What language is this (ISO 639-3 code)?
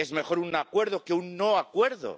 spa